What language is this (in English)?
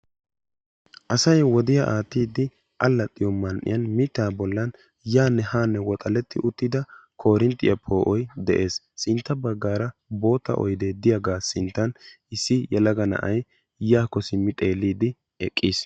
Wolaytta